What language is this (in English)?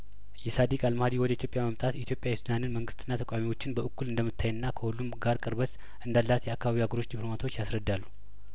Amharic